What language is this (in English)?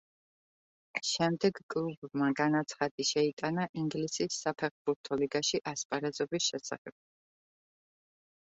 Georgian